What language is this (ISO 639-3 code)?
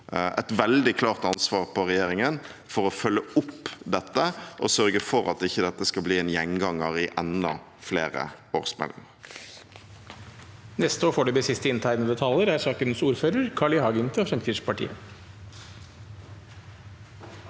nor